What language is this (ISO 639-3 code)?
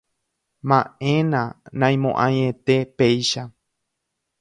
grn